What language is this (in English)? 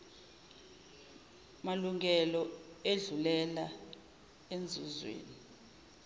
Zulu